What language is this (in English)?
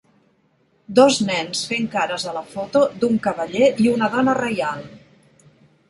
Catalan